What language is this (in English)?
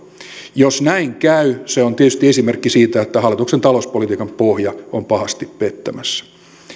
Finnish